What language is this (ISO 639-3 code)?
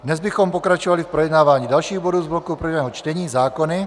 ces